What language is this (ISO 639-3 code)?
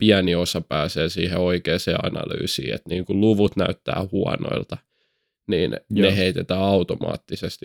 fin